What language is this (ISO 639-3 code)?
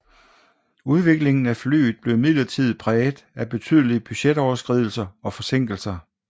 dan